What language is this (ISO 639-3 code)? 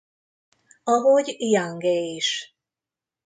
hun